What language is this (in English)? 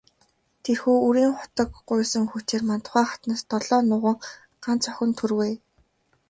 Mongolian